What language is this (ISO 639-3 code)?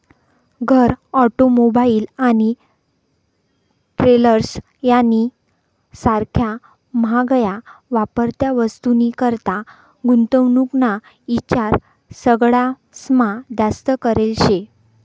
mar